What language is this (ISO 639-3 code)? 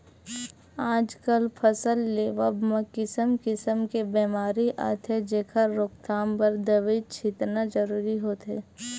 hne